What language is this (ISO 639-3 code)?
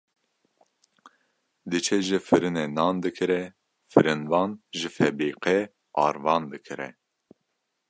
kur